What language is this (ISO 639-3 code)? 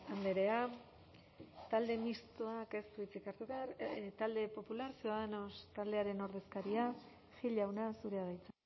eus